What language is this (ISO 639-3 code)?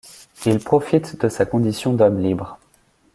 fra